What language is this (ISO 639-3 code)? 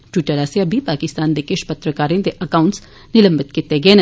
doi